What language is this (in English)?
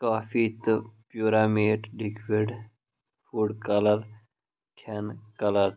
Kashmiri